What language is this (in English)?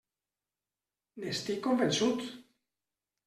Catalan